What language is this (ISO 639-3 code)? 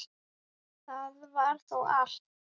isl